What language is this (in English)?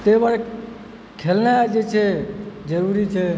Maithili